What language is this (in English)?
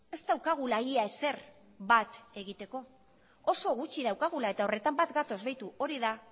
Basque